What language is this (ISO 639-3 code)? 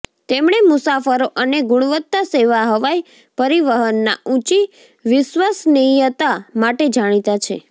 guj